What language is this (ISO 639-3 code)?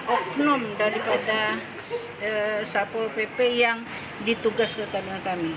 ind